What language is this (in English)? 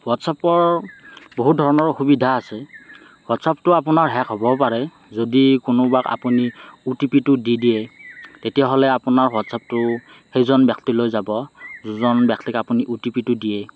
Assamese